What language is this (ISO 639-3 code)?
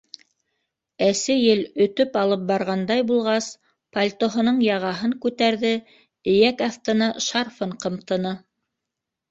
bak